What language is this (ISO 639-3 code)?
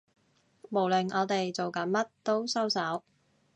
yue